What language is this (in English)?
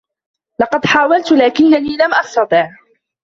Arabic